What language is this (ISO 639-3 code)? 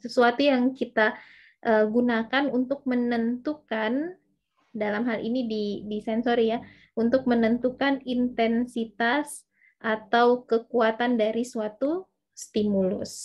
ind